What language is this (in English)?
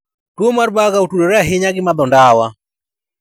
Luo (Kenya and Tanzania)